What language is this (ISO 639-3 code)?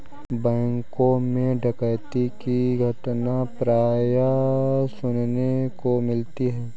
hin